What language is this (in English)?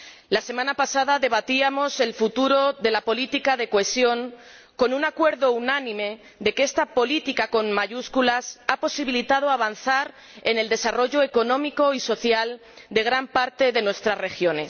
Spanish